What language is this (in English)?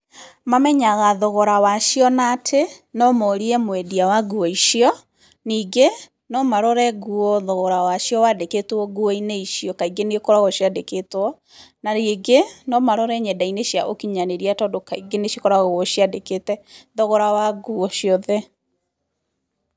Kikuyu